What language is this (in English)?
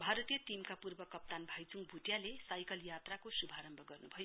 Nepali